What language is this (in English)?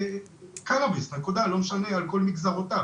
Hebrew